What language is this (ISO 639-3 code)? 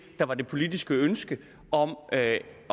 dan